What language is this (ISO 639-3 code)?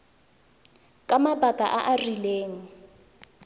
tsn